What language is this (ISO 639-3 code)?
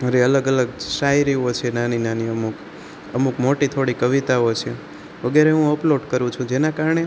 guj